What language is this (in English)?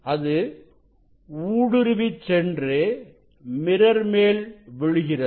Tamil